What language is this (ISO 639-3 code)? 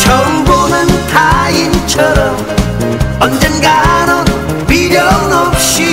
kor